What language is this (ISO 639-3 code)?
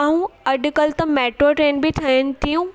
snd